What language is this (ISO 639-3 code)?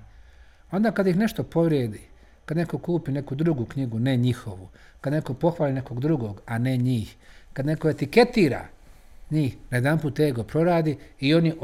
hrv